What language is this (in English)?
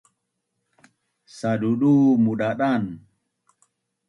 Bunun